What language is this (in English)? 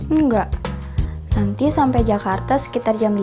Indonesian